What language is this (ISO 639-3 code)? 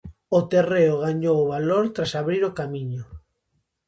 glg